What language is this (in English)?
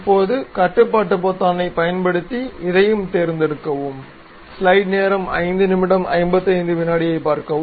Tamil